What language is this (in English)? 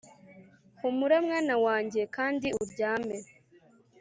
Kinyarwanda